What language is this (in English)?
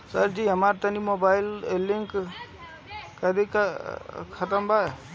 Bhojpuri